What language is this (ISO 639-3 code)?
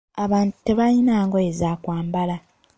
lug